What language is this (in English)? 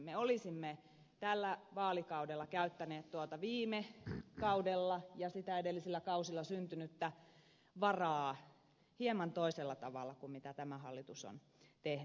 Finnish